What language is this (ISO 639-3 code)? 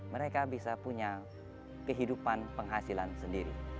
ind